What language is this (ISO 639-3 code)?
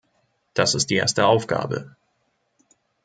deu